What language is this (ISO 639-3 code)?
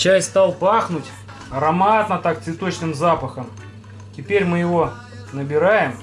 rus